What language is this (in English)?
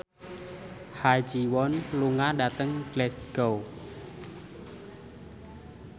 Javanese